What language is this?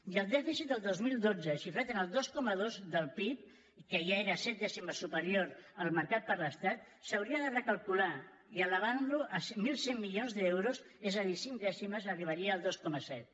Catalan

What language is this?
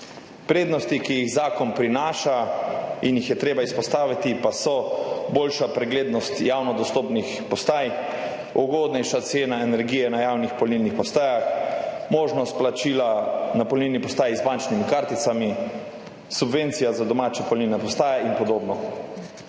Slovenian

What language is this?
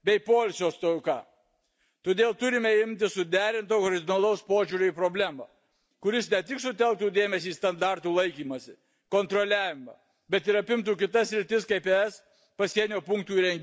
Lithuanian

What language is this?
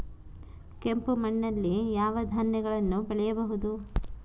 Kannada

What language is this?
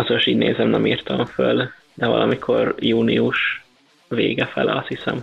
Hungarian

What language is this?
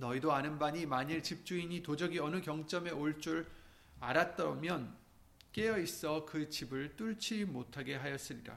Korean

